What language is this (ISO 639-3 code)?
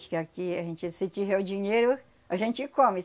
por